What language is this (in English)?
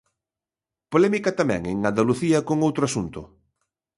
Galician